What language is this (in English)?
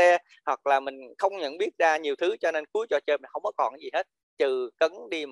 Vietnamese